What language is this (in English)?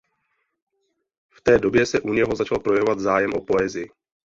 Czech